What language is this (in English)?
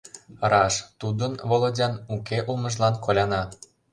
Mari